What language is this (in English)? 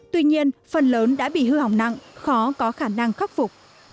Vietnamese